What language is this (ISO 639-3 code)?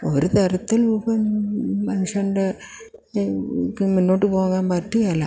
mal